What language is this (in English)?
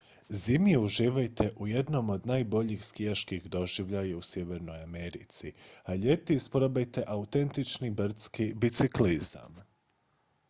Croatian